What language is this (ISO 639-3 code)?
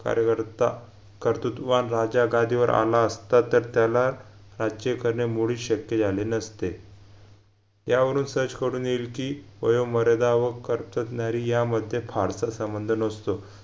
mar